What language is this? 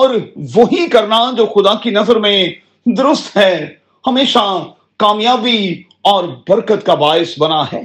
Urdu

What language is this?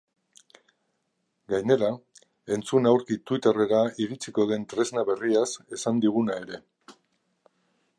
Basque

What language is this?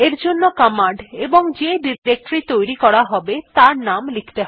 Bangla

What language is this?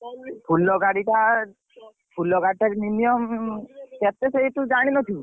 Odia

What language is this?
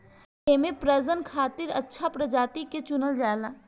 Bhojpuri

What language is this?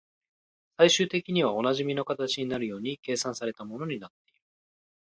Japanese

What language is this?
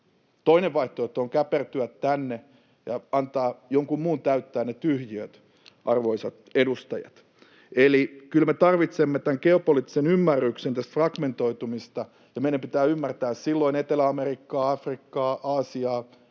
Finnish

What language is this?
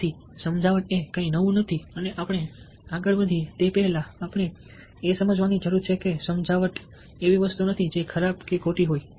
Gujarati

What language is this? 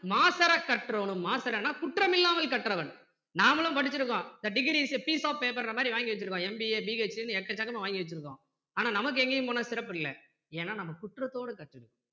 Tamil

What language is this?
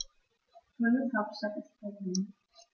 German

